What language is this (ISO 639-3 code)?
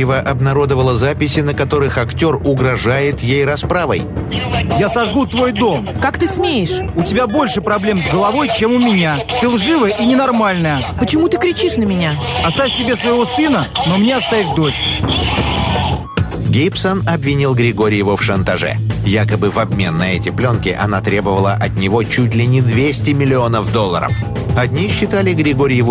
rus